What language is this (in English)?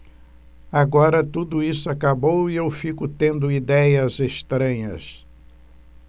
Portuguese